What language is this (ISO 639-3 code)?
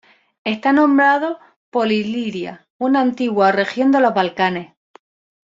spa